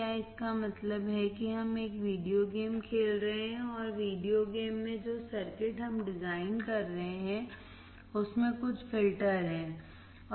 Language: Hindi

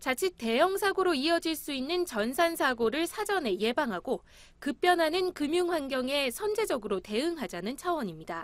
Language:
Korean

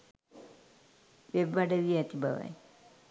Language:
Sinhala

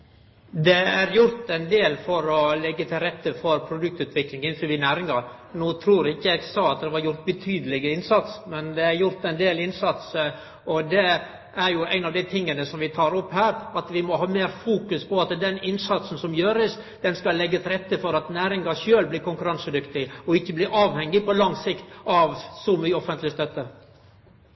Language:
Norwegian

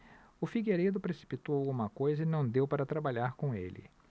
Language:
Portuguese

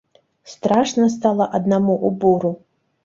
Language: Belarusian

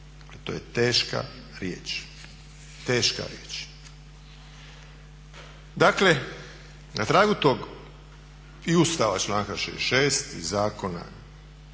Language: Croatian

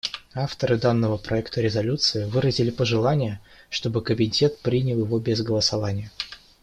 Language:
Russian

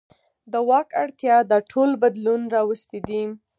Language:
Pashto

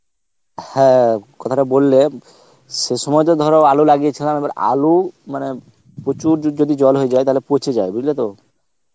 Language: Bangla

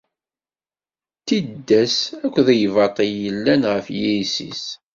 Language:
Kabyle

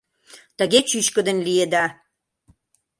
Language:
Mari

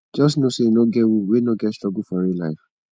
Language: Nigerian Pidgin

